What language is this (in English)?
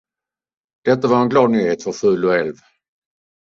Swedish